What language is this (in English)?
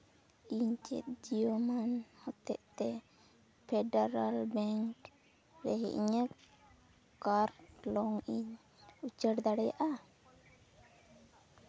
Santali